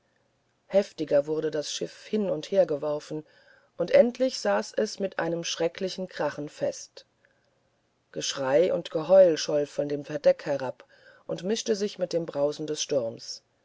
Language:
German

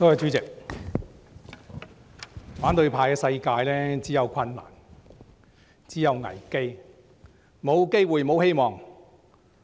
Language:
Cantonese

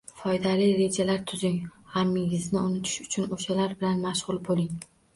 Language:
Uzbek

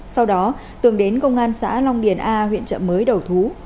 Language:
Vietnamese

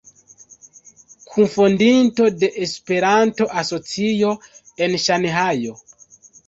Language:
Esperanto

